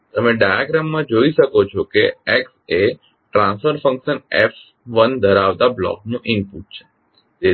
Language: Gujarati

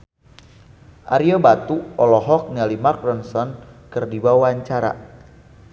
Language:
Sundanese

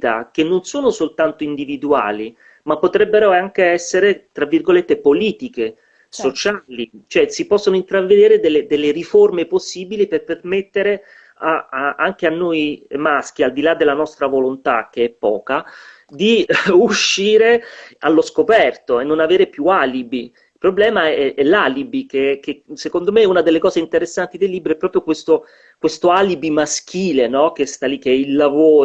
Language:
Italian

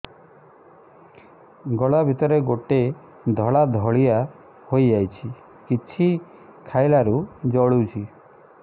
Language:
Odia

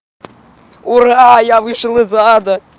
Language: Russian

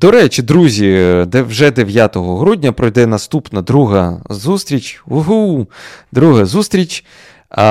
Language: Ukrainian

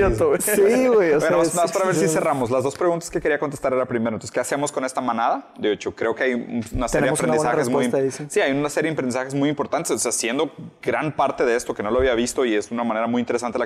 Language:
Spanish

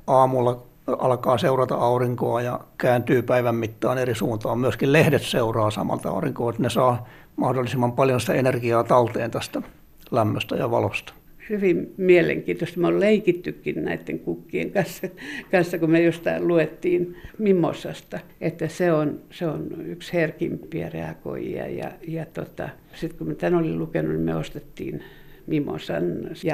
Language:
Finnish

